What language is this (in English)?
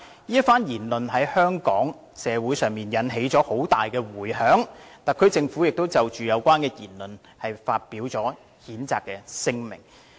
Cantonese